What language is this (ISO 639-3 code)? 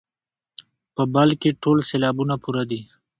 pus